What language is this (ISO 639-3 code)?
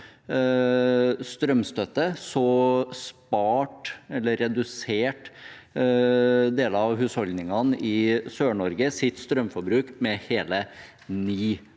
nor